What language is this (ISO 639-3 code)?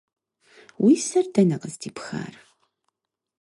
kbd